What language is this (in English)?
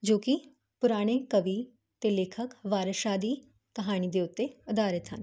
Punjabi